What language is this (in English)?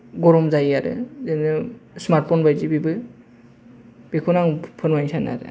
Bodo